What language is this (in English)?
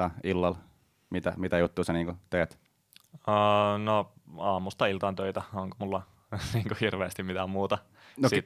Finnish